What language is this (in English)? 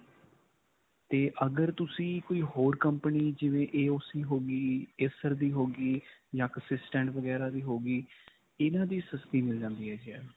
Punjabi